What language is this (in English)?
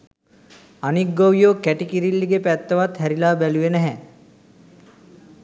Sinhala